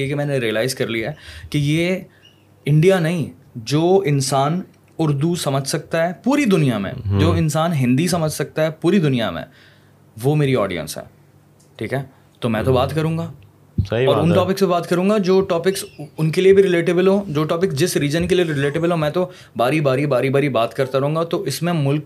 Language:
Urdu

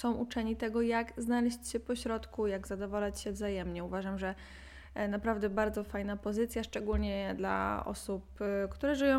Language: Polish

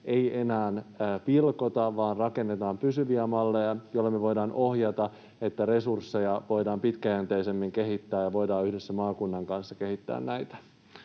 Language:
Finnish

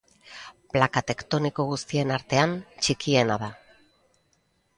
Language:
Basque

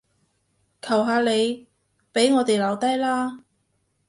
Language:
Cantonese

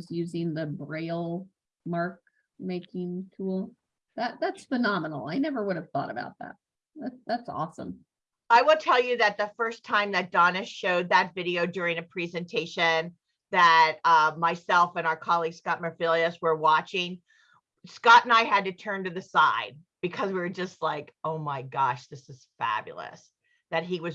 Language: English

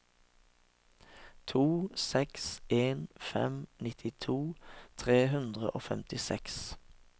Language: Norwegian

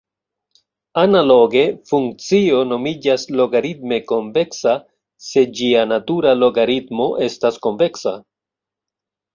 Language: Esperanto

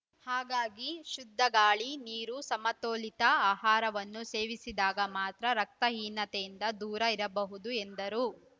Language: Kannada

